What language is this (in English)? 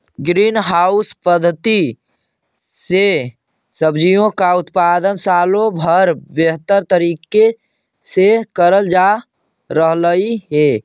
Magahi